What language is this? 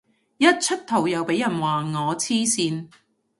Cantonese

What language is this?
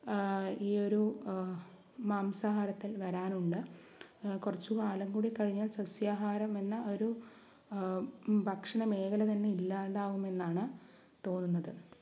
Malayalam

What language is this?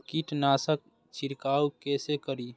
Maithili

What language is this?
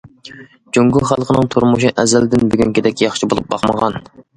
Uyghur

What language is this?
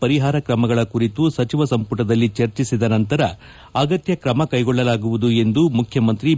Kannada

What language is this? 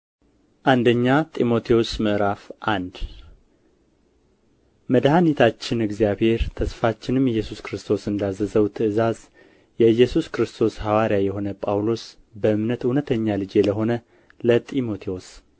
Amharic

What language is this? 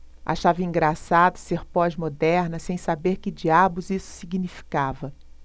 Portuguese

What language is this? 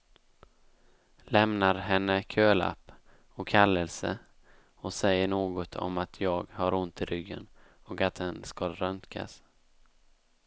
Swedish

